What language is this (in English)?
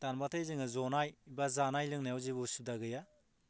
Bodo